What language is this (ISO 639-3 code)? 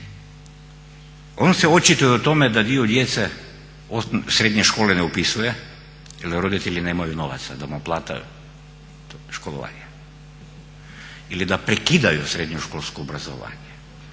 hrv